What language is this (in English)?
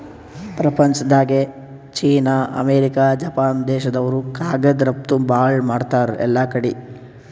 Kannada